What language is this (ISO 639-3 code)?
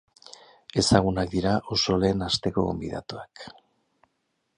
eus